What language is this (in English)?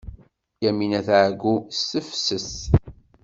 Kabyle